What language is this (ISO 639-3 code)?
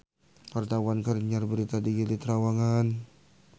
sun